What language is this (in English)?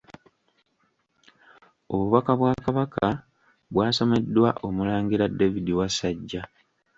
Ganda